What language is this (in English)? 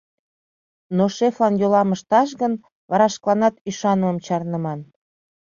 Mari